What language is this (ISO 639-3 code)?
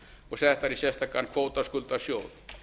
isl